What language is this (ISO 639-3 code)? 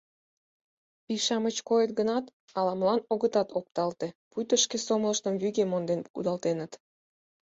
chm